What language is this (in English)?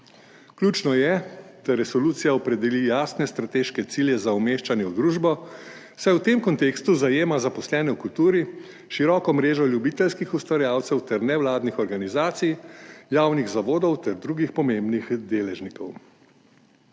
Slovenian